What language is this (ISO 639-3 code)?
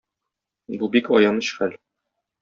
tat